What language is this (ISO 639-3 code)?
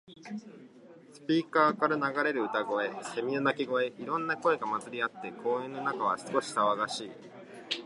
jpn